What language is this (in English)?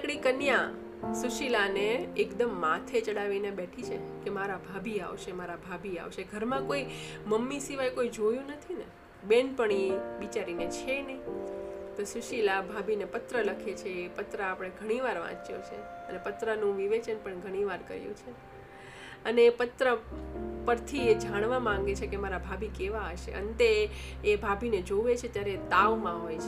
Gujarati